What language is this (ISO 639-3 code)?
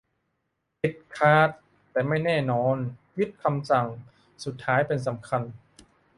tha